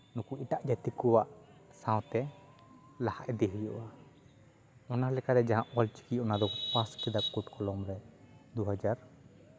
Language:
Santali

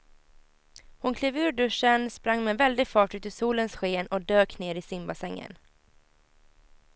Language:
Swedish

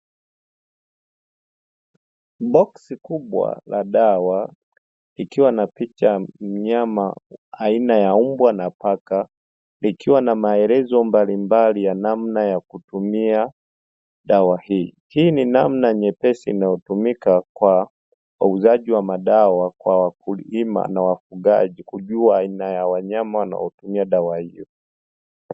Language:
Swahili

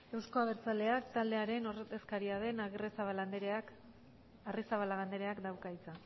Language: Basque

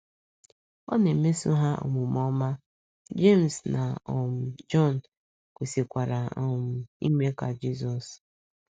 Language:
Igbo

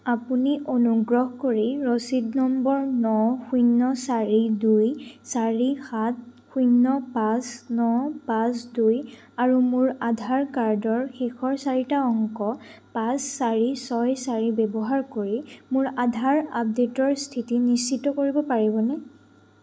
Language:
Assamese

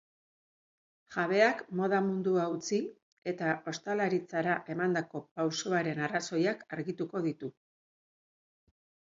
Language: Basque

